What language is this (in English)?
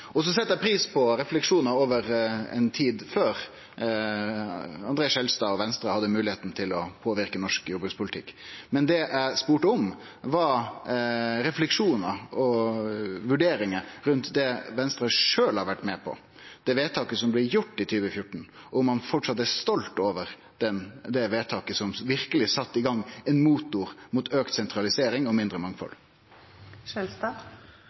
Norwegian Nynorsk